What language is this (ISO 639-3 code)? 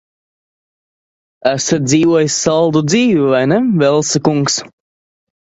lav